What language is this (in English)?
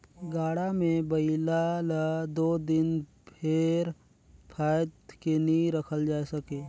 Chhattisgarhi